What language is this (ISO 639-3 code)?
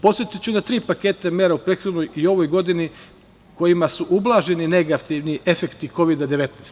srp